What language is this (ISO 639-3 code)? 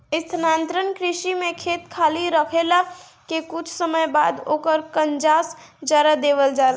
bho